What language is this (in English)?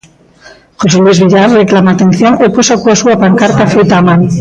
Galician